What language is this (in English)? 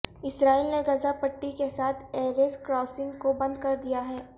Urdu